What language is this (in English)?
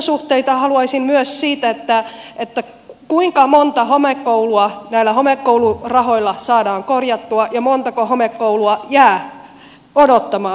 Finnish